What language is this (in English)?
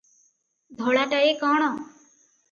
Odia